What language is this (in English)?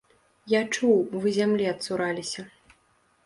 Belarusian